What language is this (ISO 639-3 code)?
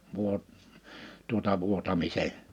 fin